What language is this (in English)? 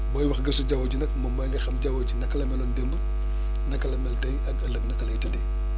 Wolof